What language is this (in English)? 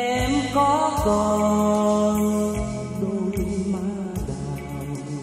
Vietnamese